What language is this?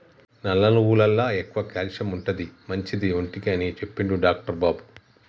Telugu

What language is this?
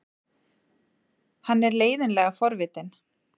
Icelandic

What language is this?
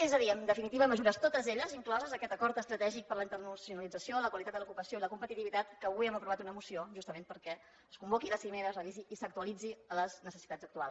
Catalan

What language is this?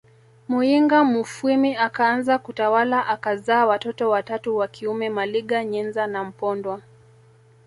Swahili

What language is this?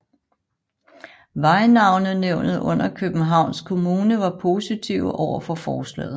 Danish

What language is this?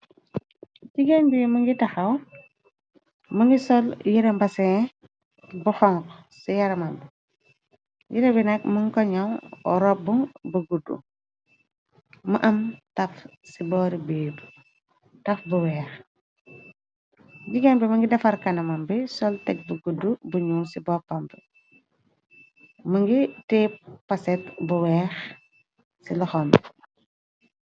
Wolof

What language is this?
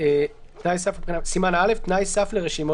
Hebrew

